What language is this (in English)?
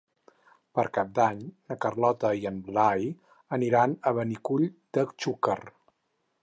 Catalan